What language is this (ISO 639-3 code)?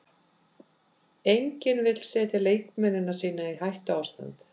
isl